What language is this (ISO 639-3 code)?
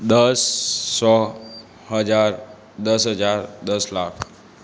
guj